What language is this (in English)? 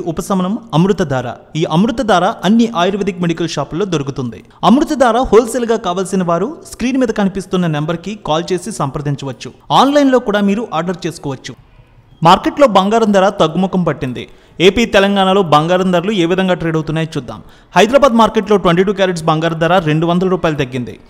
Telugu